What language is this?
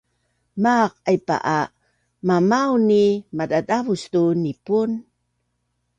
Bunun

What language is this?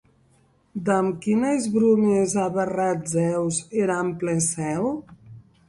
Occitan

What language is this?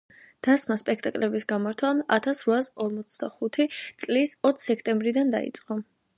Georgian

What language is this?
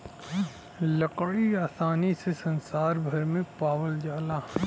Bhojpuri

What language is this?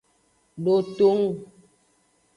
Aja (Benin)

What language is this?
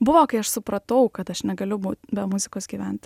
Lithuanian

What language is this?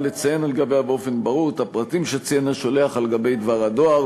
Hebrew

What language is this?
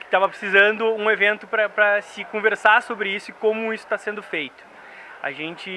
Portuguese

